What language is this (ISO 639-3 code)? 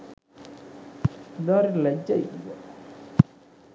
sin